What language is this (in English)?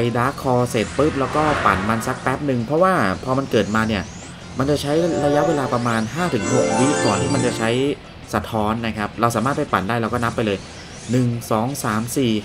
Thai